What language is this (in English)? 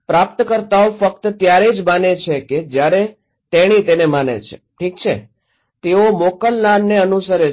Gujarati